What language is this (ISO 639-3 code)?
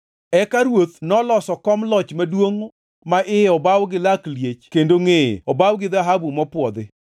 luo